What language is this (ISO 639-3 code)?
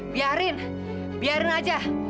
ind